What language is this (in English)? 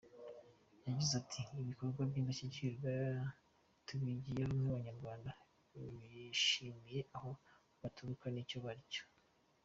Kinyarwanda